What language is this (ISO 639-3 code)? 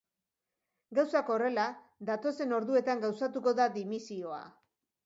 eus